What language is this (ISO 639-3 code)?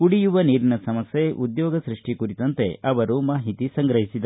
kan